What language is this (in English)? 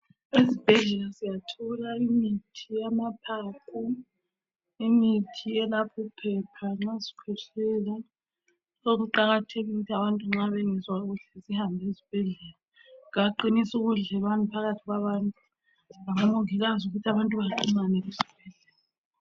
North Ndebele